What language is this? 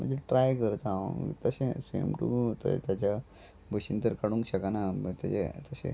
Konkani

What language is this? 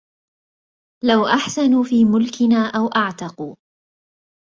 Arabic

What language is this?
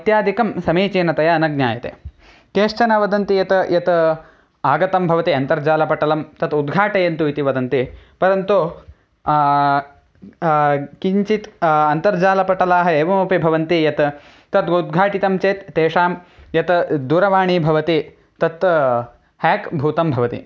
Sanskrit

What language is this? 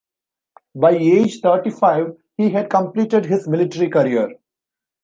English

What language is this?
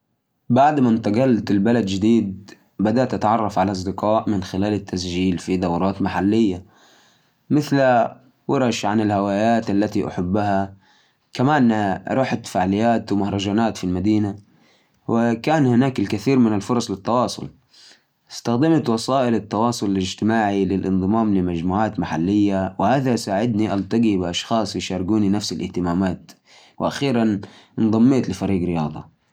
Najdi Arabic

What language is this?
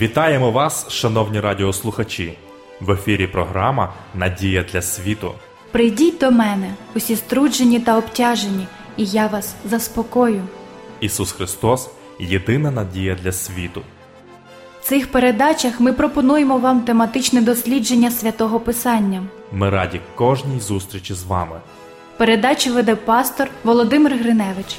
Ukrainian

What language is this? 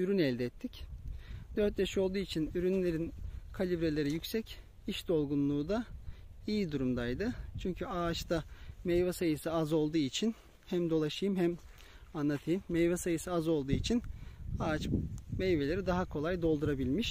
Turkish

